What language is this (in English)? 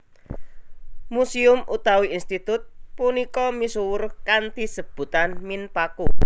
Javanese